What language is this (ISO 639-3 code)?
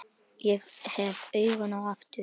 isl